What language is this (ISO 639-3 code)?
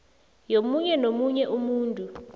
nbl